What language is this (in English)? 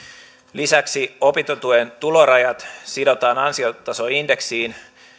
Finnish